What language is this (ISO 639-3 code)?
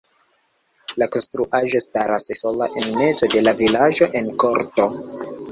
epo